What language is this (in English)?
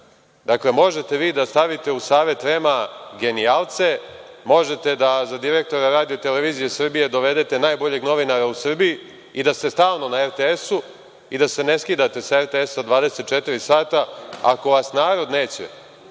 Serbian